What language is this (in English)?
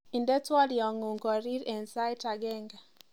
Kalenjin